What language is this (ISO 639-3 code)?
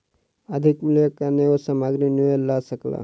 mai